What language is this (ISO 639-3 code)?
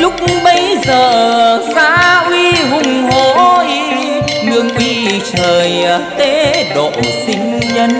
vie